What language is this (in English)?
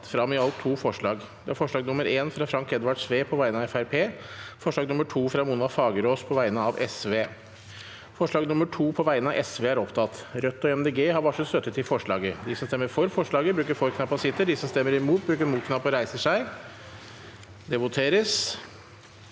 Norwegian